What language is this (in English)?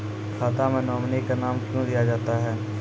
Maithili